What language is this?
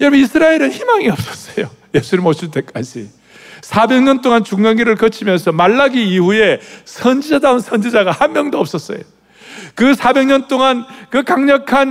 Korean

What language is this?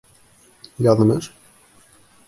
Bashkir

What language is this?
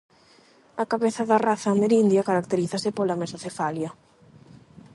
Galician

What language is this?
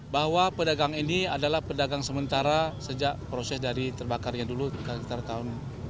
Indonesian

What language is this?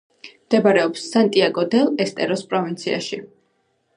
Georgian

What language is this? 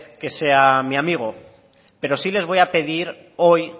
Spanish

